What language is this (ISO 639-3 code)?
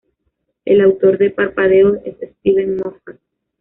spa